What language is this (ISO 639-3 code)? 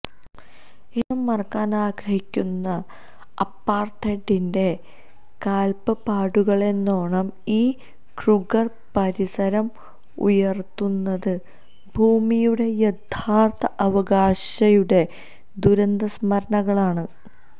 mal